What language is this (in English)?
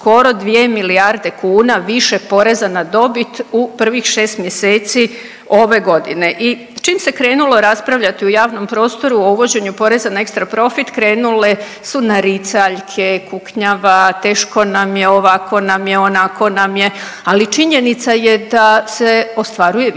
Croatian